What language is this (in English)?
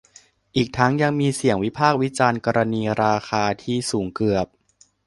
Thai